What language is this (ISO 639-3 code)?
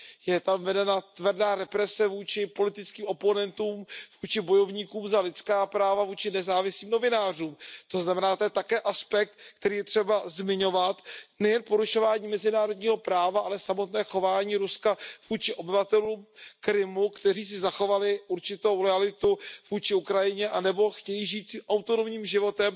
ces